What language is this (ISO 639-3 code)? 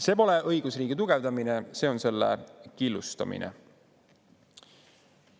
est